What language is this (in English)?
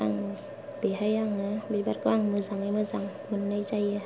Bodo